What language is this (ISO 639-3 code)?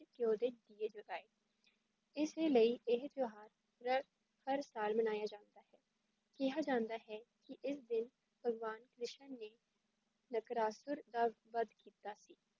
pan